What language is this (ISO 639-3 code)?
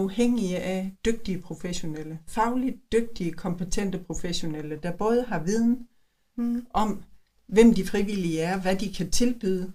dan